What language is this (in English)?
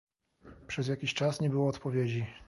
Polish